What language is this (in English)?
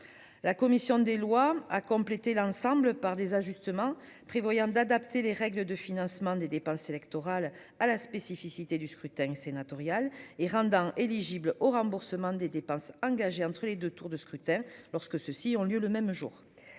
French